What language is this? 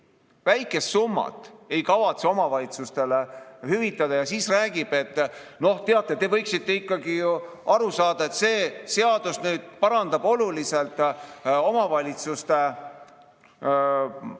Estonian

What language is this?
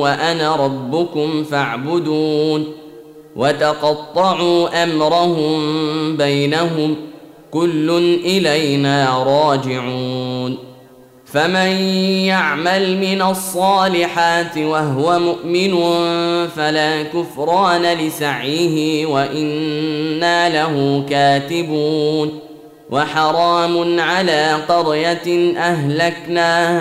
Arabic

